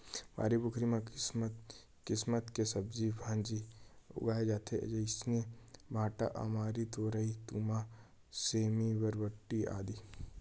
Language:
Chhattisgarhi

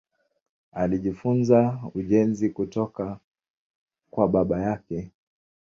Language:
Swahili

